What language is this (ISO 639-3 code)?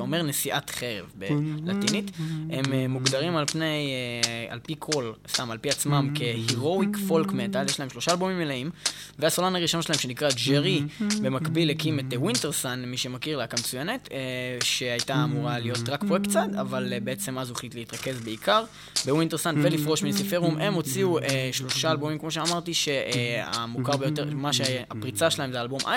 heb